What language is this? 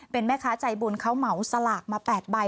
Thai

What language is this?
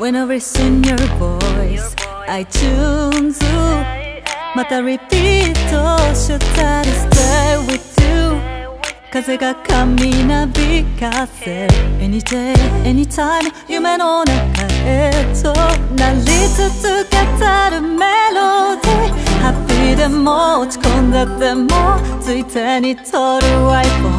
Vietnamese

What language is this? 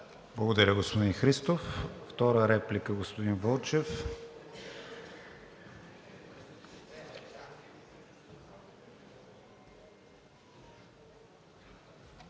Bulgarian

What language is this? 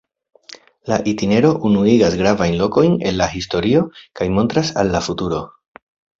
Esperanto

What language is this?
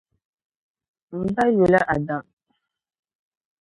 Dagbani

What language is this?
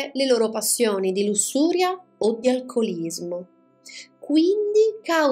Italian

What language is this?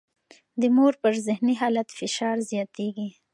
Pashto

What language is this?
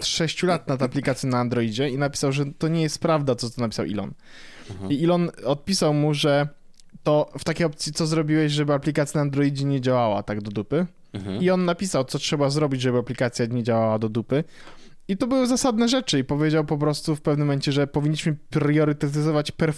Polish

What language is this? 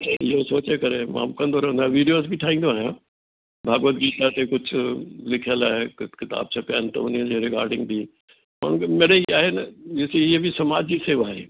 Sindhi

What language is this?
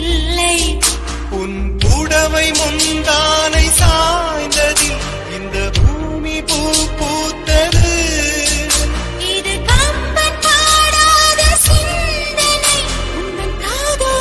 Thai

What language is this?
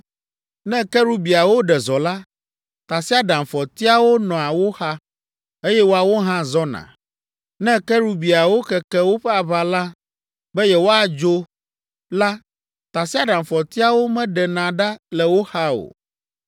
Ewe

